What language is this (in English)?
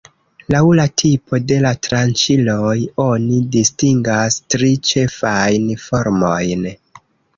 Esperanto